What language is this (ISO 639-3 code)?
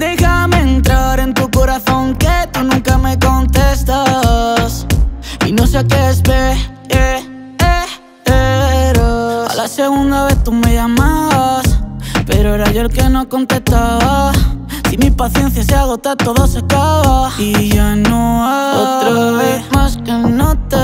nld